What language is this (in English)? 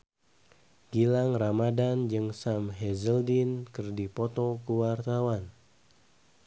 Sundanese